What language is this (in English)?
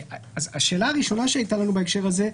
Hebrew